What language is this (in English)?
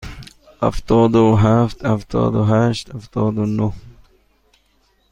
Persian